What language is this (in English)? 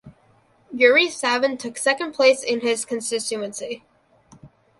English